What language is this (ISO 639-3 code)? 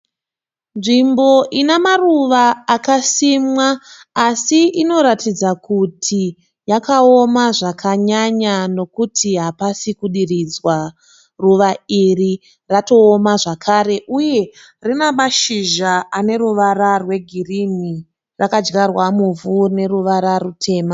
sna